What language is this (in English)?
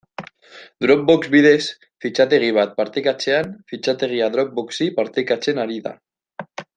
Basque